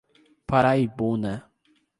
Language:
Portuguese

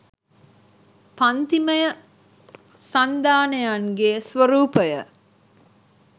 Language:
Sinhala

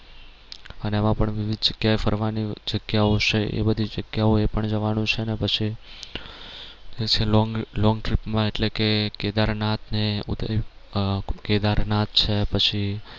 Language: Gujarati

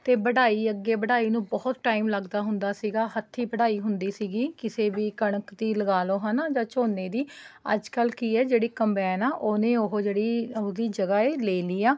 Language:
Punjabi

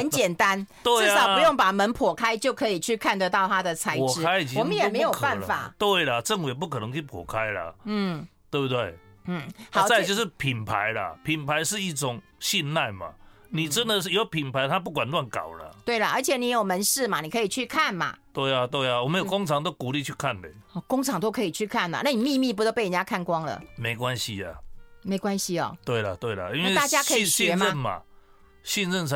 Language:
Chinese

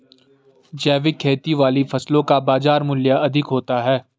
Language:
Hindi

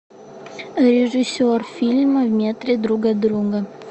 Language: Russian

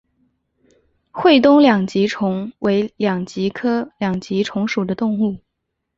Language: Chinese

